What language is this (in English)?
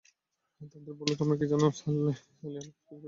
Bangla